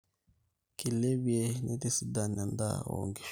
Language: Masai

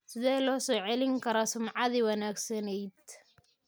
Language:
Somali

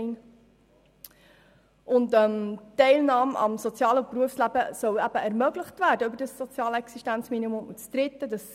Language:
Swiss German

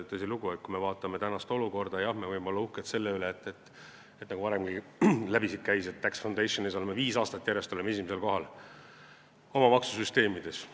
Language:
Estonian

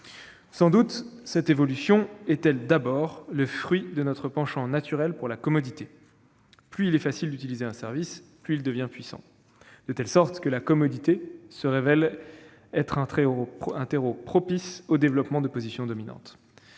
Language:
French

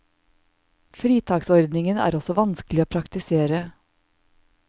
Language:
Norwegian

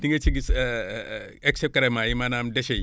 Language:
Wolof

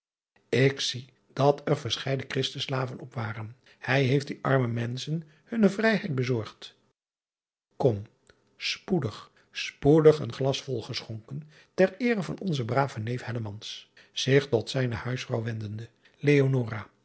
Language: Dutch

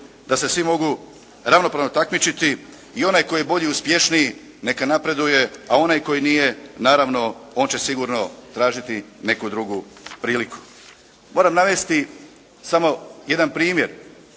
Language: Croatian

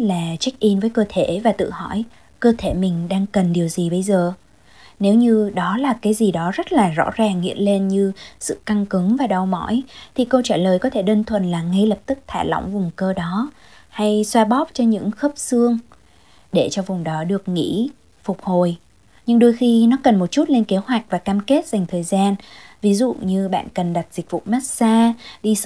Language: Vietnamese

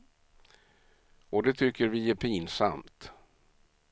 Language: Swedish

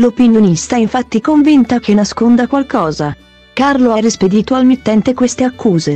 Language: Italian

